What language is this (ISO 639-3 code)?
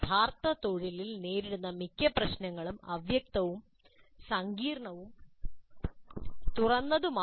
mal